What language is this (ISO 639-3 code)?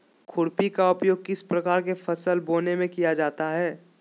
mag